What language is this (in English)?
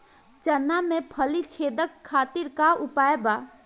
Bhojpuri